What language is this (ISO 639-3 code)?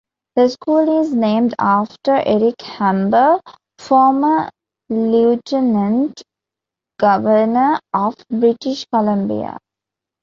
eng